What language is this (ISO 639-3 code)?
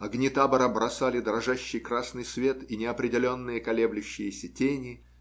rus